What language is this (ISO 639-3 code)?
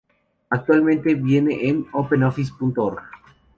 spa